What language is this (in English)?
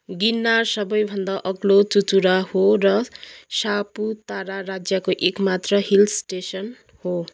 Nepali